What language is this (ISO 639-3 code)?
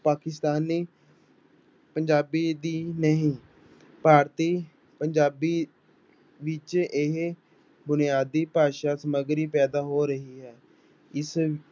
pan